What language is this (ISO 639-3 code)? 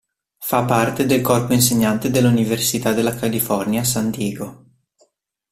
ita